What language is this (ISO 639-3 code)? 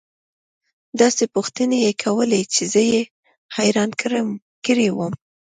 pus